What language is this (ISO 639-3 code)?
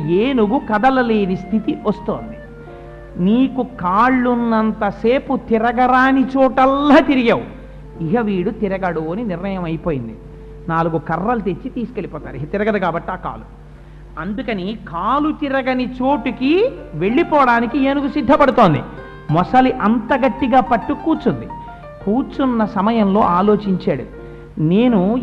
tel